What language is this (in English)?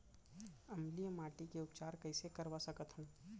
Chhattisgarhi